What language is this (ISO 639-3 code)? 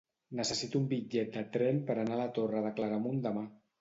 cat